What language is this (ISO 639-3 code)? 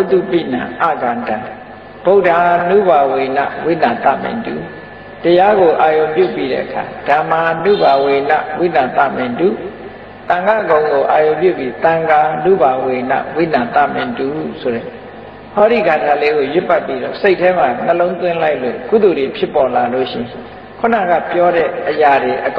tha